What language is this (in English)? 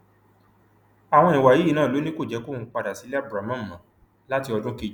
Yoruba